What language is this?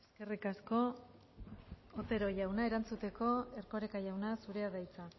Basque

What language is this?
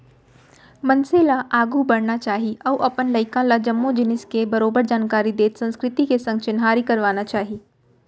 Chhattisgarhi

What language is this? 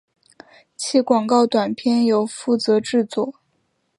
Chinese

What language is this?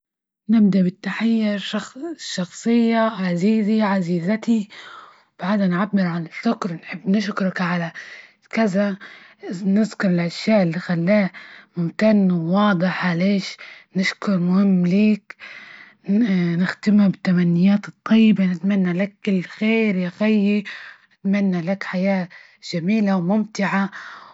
Libyan Arabic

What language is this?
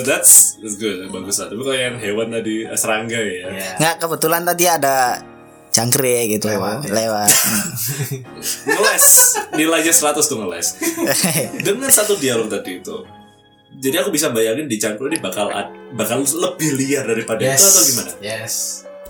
Indonesian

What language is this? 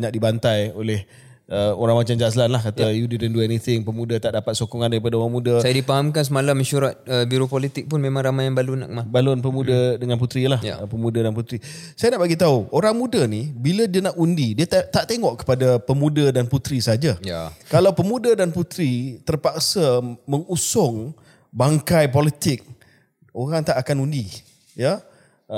Malay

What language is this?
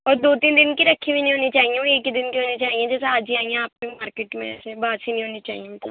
Urdu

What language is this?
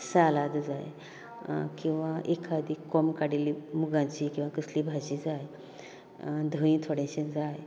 Konkani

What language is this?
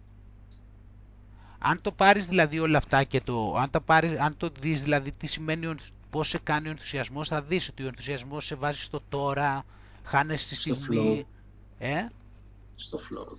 Greek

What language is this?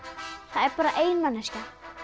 Icelandic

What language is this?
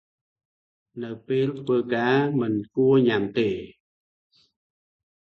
Khmer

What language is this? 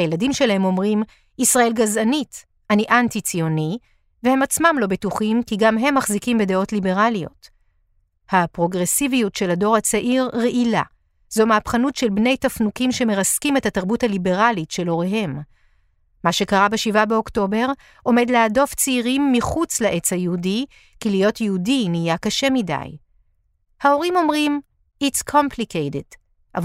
Hebrew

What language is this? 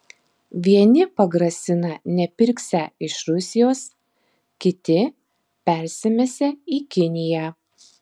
Lithuanian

